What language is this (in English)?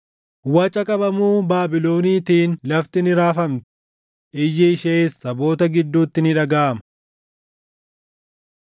Oromo